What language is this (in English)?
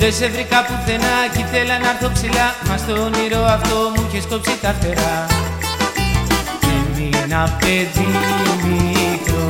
Greek